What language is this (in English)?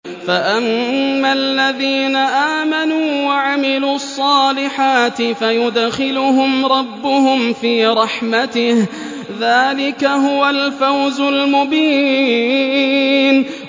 Arabic